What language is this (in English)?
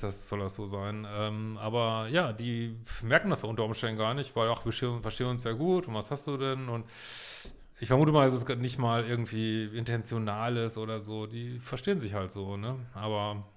German